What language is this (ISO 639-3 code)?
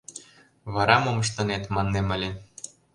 chm